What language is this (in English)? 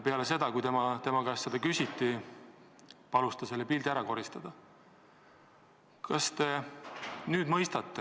Estonian